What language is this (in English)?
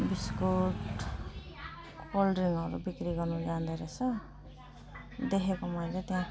Nepali